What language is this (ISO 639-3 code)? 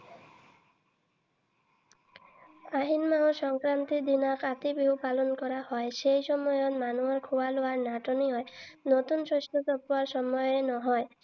asm